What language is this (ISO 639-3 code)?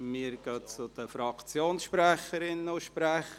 gsw